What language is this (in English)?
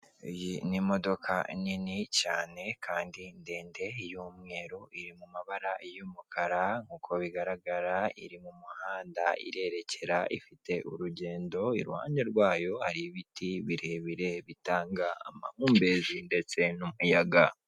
Kinyarwanda